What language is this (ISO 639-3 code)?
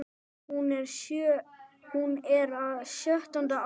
isl